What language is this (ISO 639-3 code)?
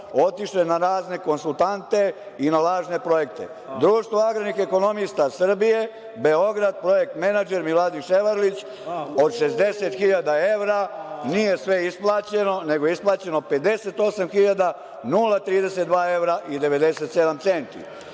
srp